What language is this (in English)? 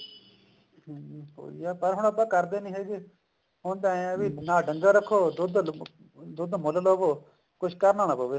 Punjabi